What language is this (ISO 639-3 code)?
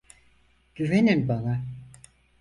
tur